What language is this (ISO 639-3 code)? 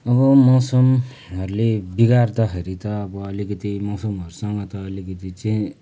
nep